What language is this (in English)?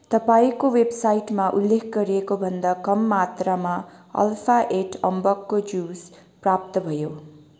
Nepali